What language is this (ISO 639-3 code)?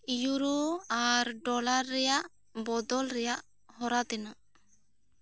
sat